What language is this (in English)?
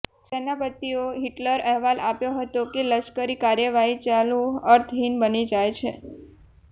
Gujarati